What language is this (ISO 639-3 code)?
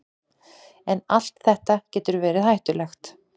isl